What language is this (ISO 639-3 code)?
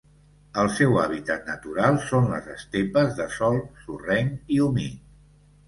cat